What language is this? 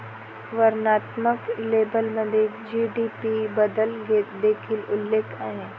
Marathi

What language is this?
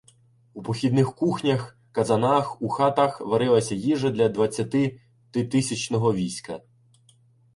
Ukrainian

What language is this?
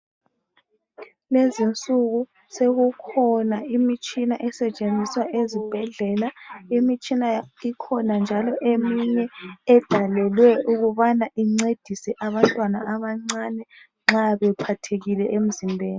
North Ndebele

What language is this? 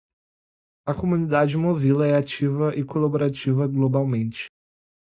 Portuguese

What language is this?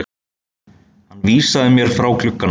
Icelandic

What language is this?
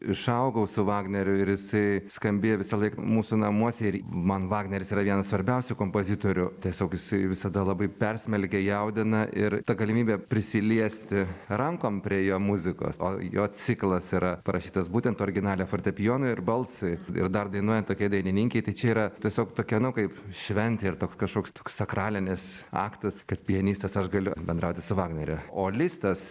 Lithuanian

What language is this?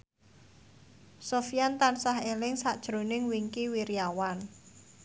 Javanese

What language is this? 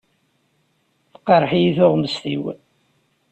Kabyle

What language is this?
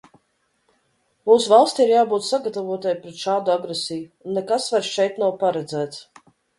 Latvian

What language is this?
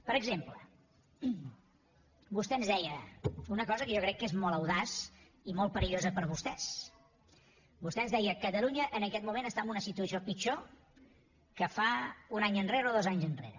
Catalan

